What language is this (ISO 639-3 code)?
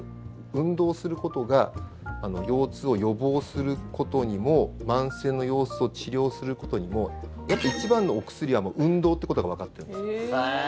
jpn